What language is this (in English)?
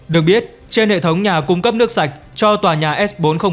Vietnamese